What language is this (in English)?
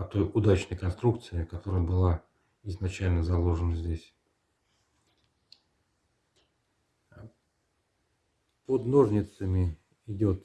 Russian